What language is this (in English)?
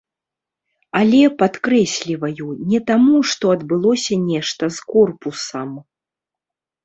Belarusian